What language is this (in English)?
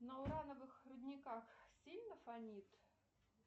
Russian